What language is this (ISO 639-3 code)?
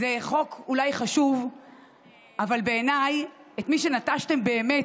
heb